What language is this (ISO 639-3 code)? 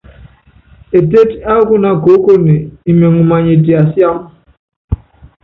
yav